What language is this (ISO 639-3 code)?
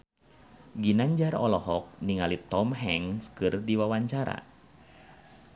sun